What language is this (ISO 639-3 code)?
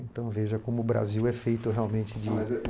por